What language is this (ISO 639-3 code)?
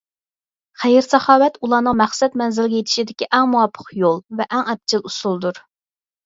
uig